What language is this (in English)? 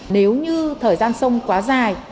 Vietnamese